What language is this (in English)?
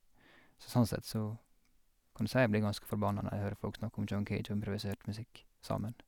Norwegian